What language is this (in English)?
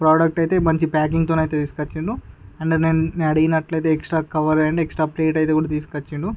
Telugu